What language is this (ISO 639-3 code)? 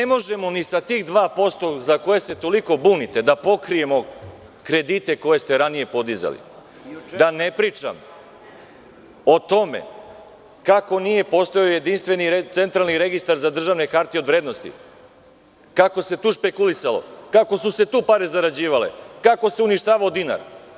srp